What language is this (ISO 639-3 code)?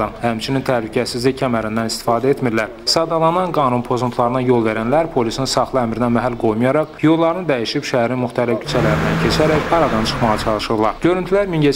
tur